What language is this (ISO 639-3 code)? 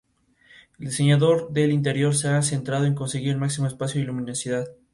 spa